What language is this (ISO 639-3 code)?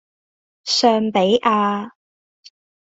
yue